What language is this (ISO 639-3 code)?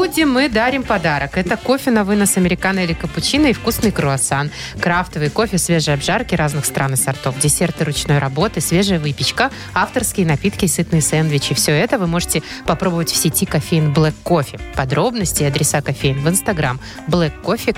rus